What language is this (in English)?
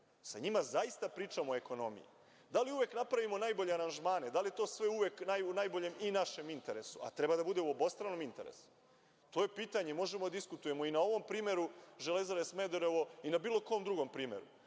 Serbian